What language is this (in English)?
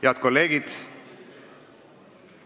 Estonian